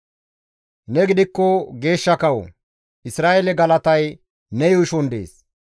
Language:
Gamo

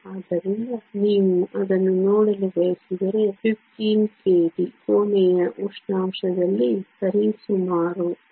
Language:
Kannada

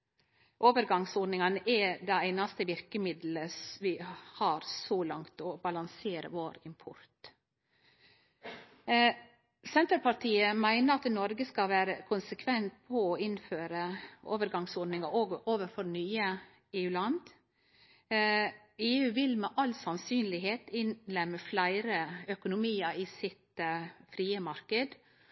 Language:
Norwegian Nynorsk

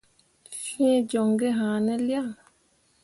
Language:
Mundang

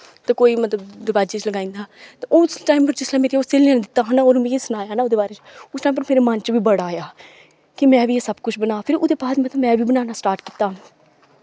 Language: Dogri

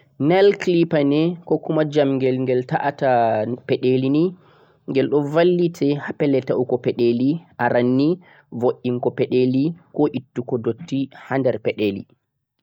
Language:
Central-Eastern Niger Fulfulde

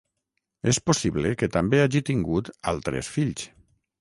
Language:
Catalan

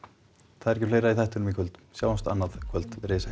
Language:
Icelandic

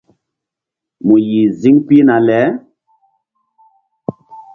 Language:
Mbum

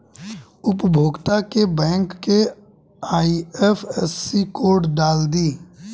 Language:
Bhojpuri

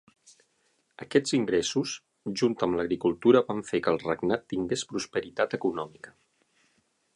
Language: Catalan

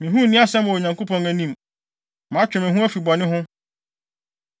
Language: Akan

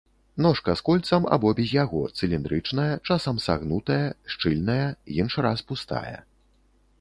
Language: Belarusian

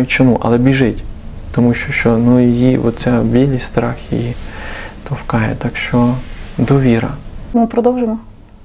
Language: Ukrainian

